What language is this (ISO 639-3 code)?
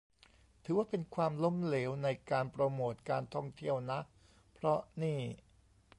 tha